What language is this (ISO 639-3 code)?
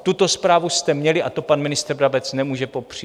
ces